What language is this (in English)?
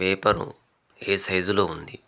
Telugu